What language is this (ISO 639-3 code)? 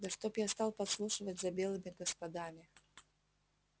rus